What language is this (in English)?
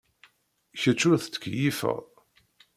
Kabyle